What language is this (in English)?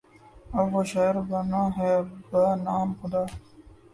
Urdu